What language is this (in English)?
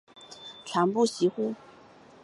Chinese